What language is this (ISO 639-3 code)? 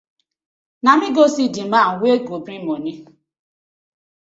pcm